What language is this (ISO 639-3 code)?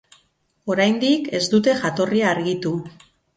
eus